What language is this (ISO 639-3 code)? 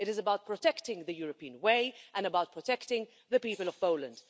eng